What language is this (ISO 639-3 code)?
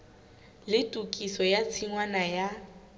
sot